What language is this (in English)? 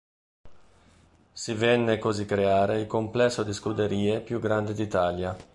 Italian